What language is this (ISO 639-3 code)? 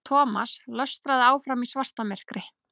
isl